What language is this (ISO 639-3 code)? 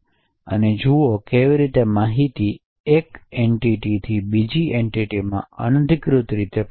guj